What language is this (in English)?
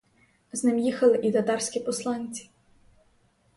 Ukrainian